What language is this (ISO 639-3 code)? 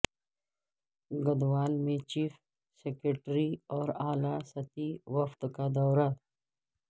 urd